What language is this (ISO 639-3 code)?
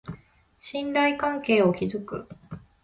jpn